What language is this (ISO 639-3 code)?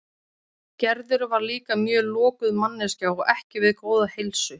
isl